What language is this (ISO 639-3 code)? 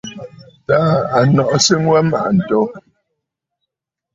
bfd